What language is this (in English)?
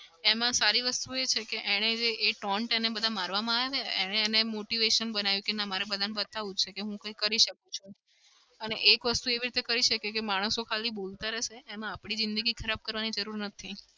Gujarati